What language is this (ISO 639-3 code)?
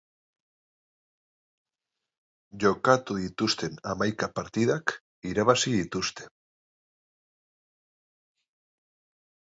eus